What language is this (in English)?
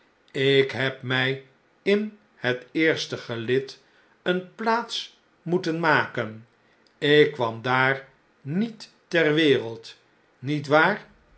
Dutch